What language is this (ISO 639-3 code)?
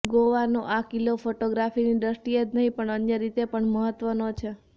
guj